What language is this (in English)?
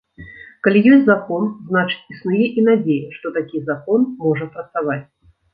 Belarusian